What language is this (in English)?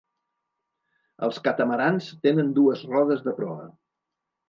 Catalan